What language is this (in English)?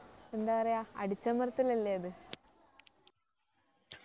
Malayalam